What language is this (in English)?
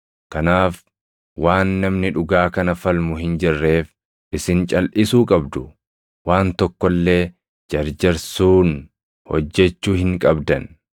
Oromo